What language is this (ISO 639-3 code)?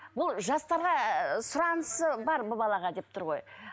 kaz